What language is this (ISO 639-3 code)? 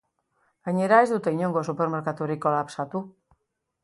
eus